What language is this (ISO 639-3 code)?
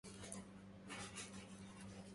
ara